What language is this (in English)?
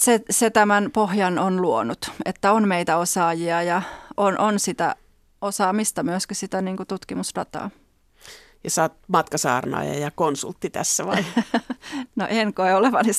Finnish